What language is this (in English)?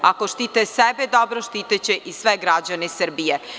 Serbian